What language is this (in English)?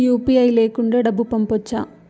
Telugu